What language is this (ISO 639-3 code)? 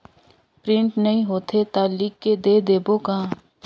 hne